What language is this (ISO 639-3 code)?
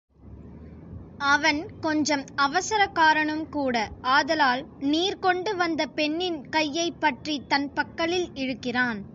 tam